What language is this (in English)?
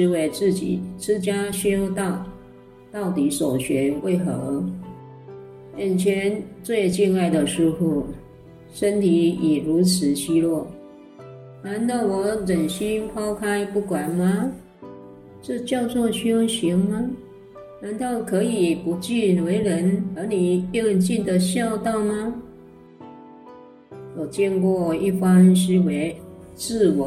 Chinese